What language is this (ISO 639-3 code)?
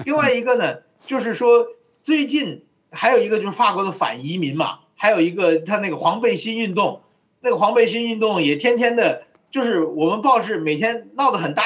zho